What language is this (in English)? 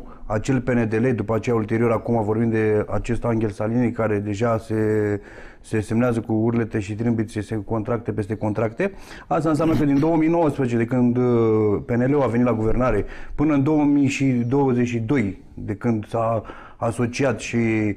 Romanian